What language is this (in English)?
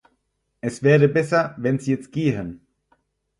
German